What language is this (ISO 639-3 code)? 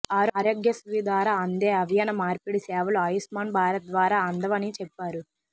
tel